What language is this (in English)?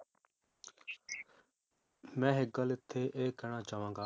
Punjabi